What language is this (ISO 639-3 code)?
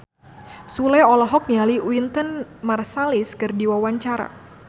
sun